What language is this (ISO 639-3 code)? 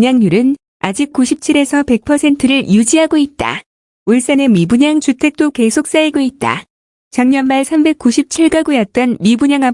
kor